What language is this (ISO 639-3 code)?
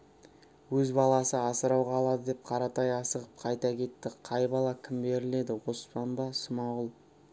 kaz